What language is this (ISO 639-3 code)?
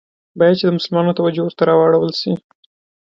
pus